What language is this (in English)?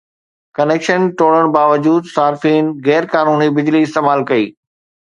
Sindhi